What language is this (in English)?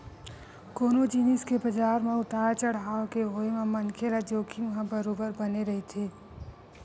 Chhattisgarhi